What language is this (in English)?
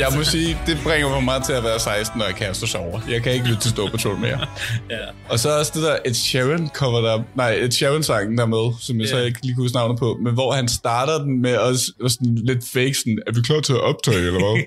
Danish